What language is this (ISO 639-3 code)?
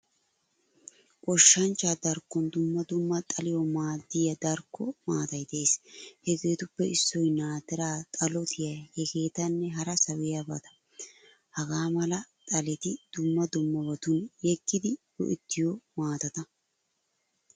wal